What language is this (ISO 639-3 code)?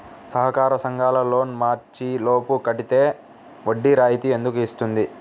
tel